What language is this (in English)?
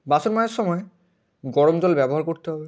Bangla